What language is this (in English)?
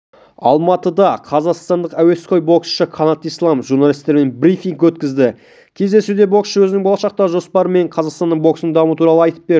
Kazakh